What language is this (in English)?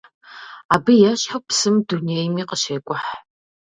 Kabardian